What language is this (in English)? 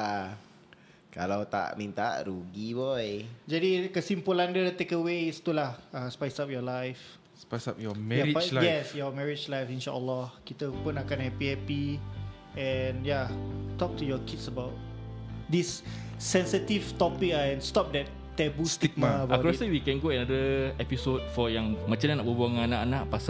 Malay